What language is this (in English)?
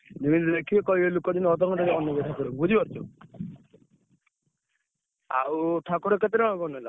Odia